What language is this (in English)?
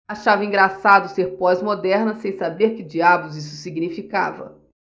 Portuguese